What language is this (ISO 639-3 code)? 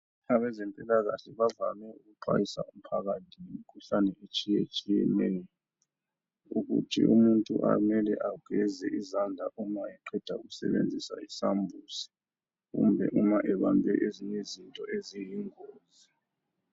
nde